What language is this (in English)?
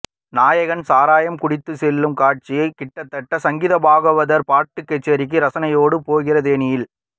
Tamil